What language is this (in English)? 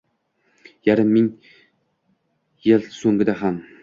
Uzbek